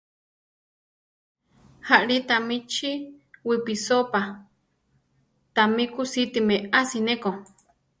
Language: Central Tarahumara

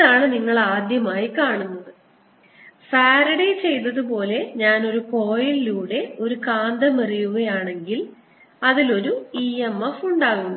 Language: Malayalam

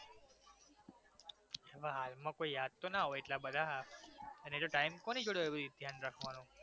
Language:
Gujarati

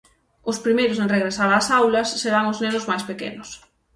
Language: Galician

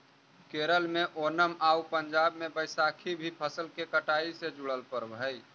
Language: Magahi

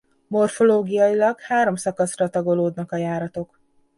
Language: Hungarian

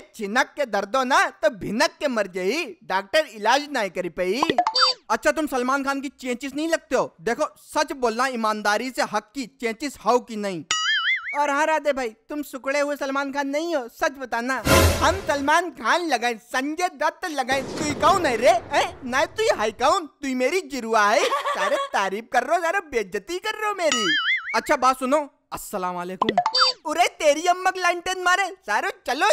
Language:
Hindi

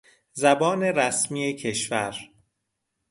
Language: Persian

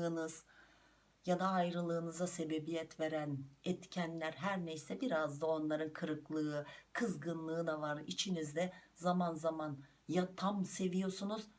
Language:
Turkish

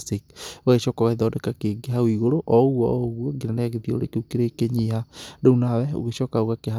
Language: Kikuyu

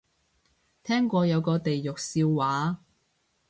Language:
Cantonese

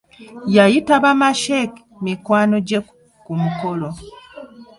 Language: Ganda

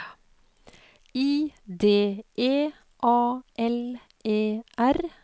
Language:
Norwegian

